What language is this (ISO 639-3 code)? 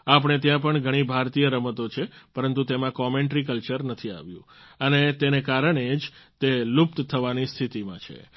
guj